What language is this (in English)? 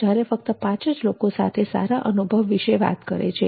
Gujarati